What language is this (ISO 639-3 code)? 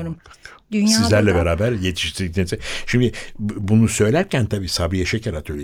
tur